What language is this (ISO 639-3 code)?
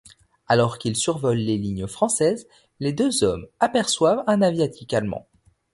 fra